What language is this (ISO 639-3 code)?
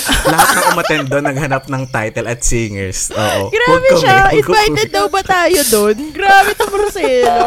fil